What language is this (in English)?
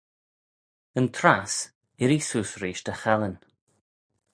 Manx